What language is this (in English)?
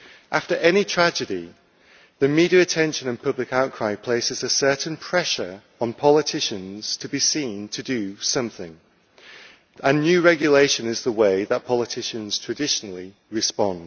English